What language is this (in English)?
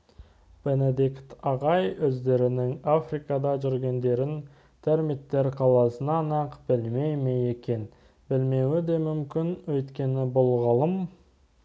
Kazakh